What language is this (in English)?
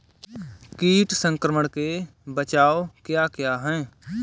Hindi